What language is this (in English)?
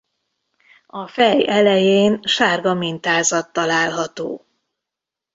Hungarian